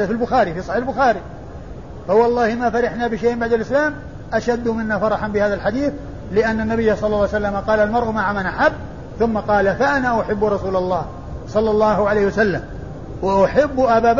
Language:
Arabic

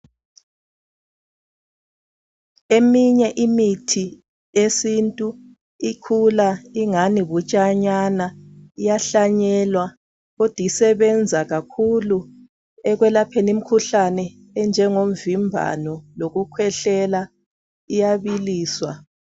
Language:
North Ndebele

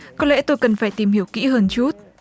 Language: Vietnamese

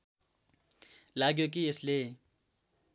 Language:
Nepali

